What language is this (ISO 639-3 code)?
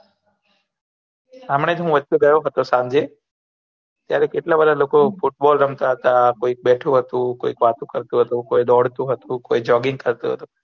guj